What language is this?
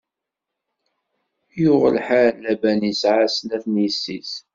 Kabyle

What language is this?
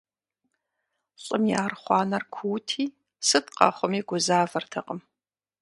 Kabardian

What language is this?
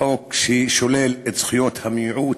Hebrew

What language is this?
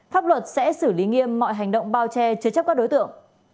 Vietnamese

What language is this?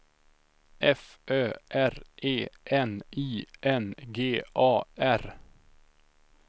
Swedish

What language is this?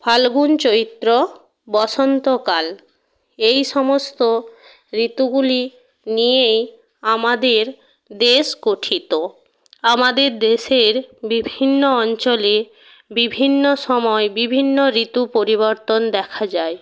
Bangla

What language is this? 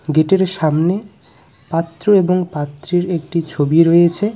Bangla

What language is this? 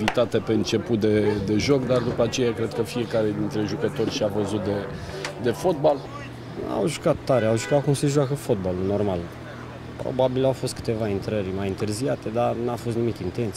Romanian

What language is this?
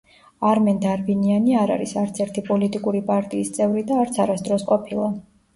Georgian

